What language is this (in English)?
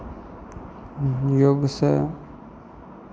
Maithili